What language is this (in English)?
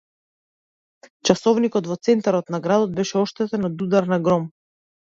Macedonian